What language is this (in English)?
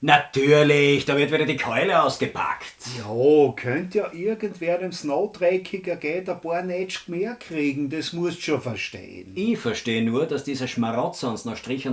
German